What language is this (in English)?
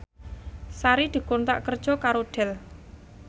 Javanese